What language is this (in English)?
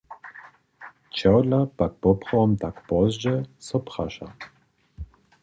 Upper Sorbian